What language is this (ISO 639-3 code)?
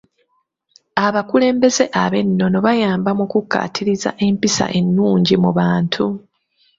lug